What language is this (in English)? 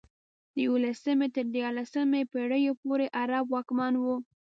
Pashto